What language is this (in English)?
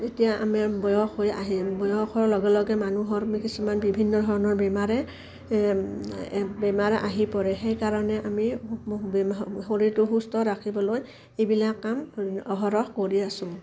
Assamese